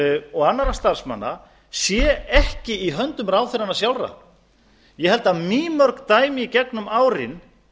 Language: Icelandic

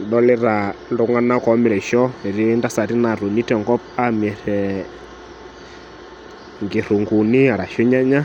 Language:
Masai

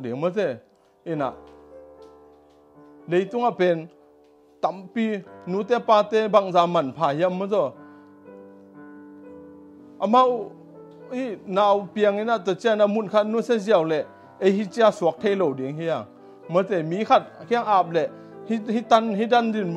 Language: Dutch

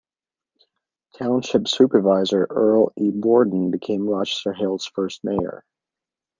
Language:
English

